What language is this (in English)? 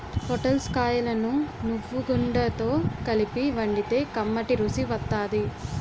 Telugu